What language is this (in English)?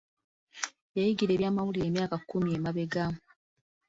Ganda